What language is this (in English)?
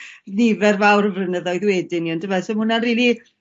Welsh